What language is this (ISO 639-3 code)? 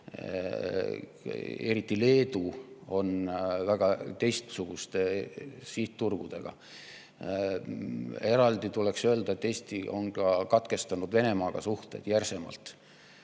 est